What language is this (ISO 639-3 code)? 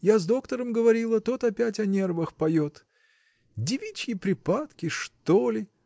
rus